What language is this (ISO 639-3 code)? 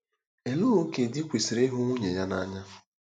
ibo